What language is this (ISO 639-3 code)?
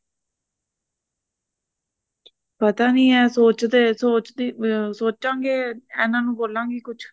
pan